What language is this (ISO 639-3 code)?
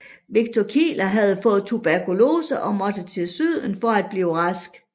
dan